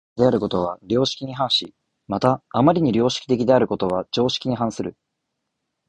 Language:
Japanese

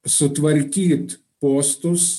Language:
Lithuanian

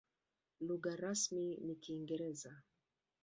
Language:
Swahili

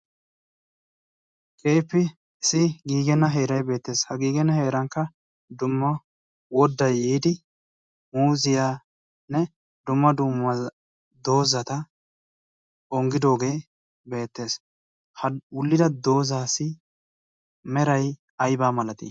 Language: Wolaytta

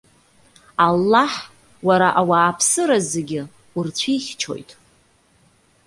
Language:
Abkhazian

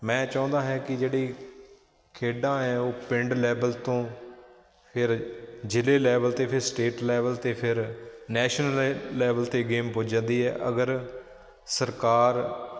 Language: Punjabi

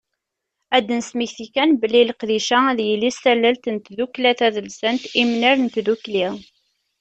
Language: Kabyle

